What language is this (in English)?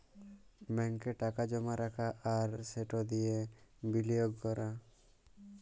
Bangla